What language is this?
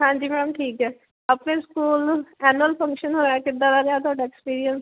Punjabi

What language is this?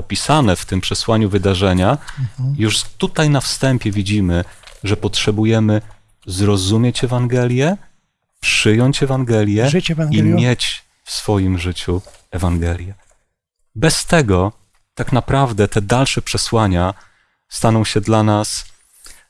Polish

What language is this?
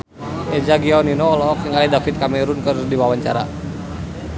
Sundanese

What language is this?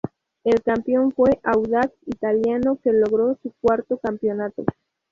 Spanish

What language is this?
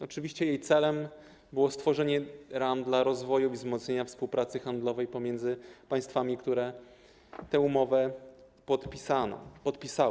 Polish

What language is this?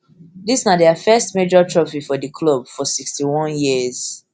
Nigerian Pidgin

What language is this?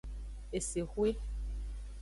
Aja (Benin)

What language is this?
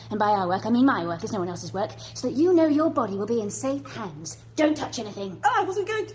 English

